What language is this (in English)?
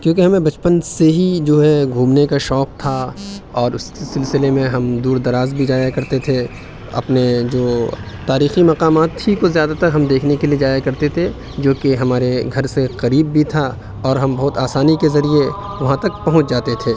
Urdu